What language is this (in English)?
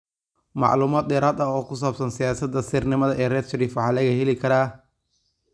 Somali